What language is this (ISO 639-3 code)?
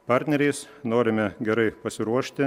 lit